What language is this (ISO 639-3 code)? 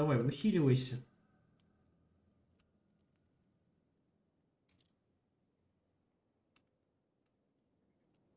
rus